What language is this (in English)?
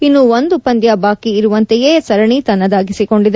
Kannada